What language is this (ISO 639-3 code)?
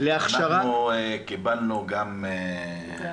heb